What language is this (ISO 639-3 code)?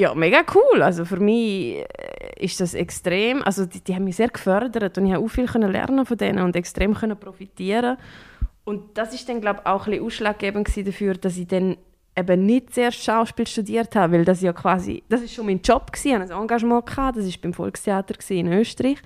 deu